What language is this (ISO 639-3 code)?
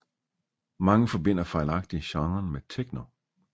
dan